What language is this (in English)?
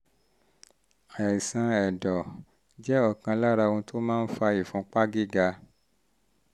Yoruba